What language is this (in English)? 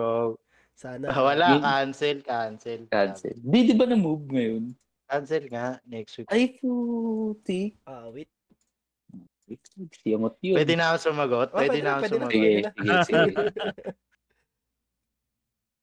Filipino